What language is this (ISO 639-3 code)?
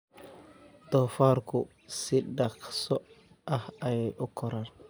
som